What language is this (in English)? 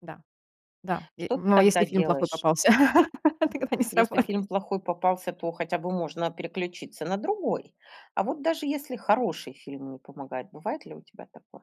Russian